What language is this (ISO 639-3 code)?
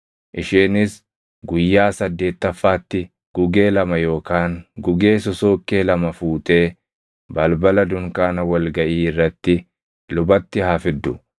orm